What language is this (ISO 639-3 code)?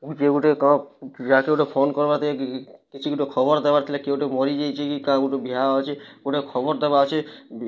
ori